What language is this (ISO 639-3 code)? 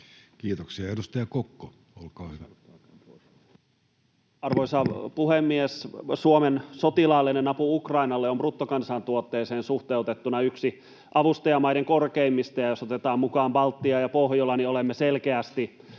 fin